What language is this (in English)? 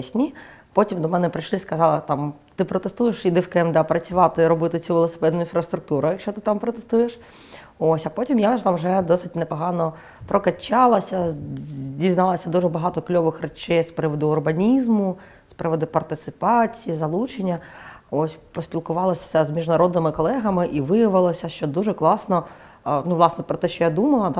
Ukrainian